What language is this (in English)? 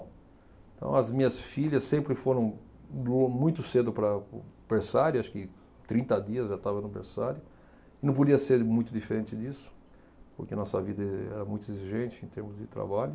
Portuguese